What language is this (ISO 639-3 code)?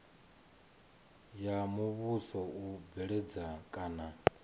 ven